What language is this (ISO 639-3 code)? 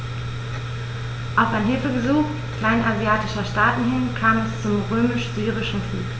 deu